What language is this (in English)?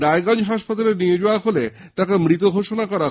Bangla